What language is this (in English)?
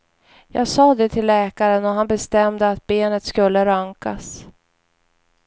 Swedish